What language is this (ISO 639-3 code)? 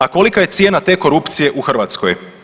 hrv